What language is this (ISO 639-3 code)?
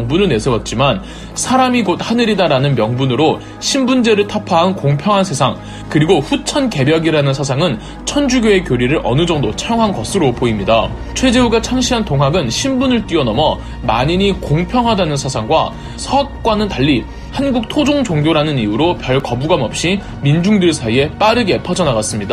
kor